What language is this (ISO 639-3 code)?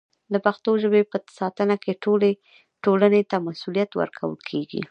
pus